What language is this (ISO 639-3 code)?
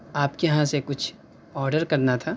urd